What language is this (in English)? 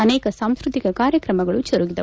Kannada